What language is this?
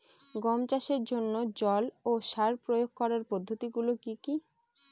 Bangla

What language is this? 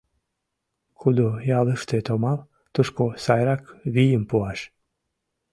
Mari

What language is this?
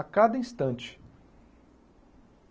Portuguese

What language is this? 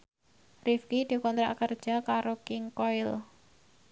Javanese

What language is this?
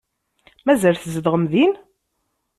Kabyle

